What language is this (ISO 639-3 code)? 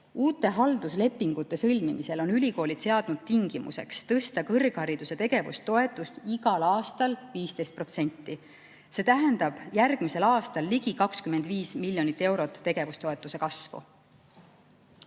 est